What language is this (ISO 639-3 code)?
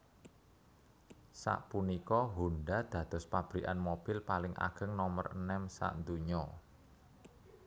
jav